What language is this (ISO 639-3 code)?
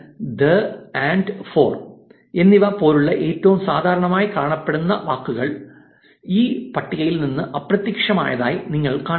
mal